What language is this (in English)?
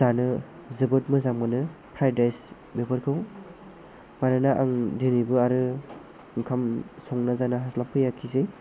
Bodo